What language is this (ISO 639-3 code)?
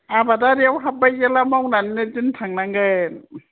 brx